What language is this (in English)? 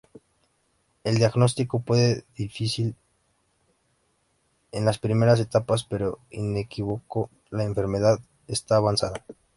Spanish